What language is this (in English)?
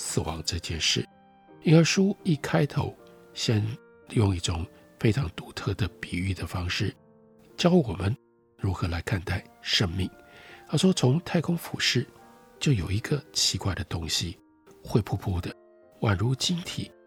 Chinese